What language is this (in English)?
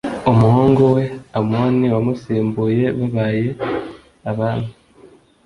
Kinyarwanda